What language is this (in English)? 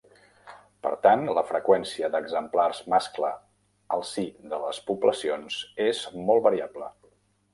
Catalan